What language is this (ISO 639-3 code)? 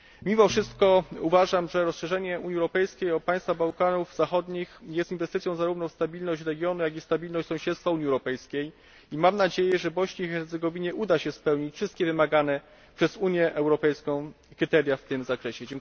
pol